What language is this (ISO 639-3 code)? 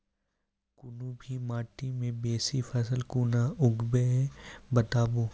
mai